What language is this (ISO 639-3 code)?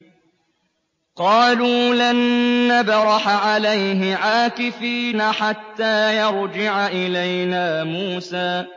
ara